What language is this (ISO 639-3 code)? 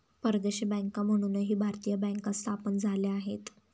mar